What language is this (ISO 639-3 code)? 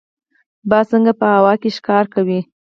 pus